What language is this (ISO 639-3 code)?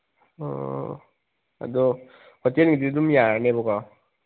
mni